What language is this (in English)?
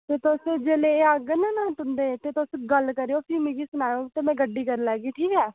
Dogri